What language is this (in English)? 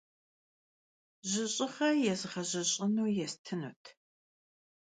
Kabardian